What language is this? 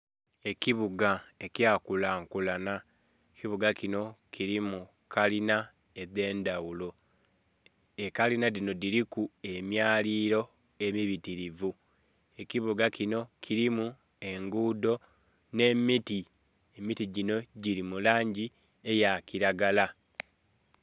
Soga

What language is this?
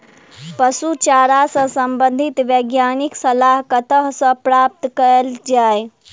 Maithili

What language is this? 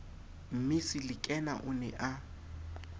Southern Sotho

